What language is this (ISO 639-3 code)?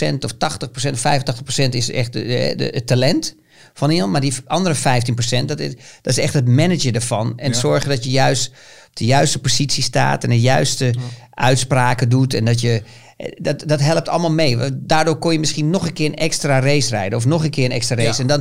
nld